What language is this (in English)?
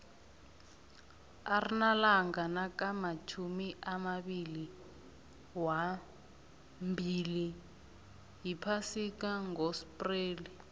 South Ndebele